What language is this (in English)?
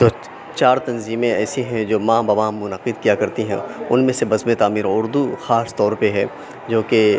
Urdu